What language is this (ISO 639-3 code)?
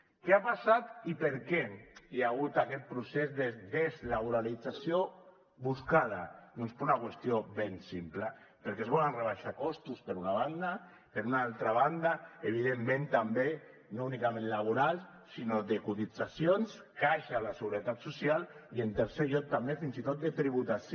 cat